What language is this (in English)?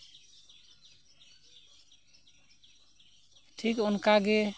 Santali